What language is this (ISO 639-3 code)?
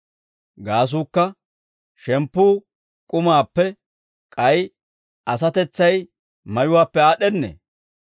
dwr